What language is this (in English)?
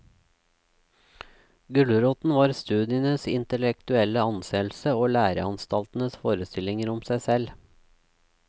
Norwegian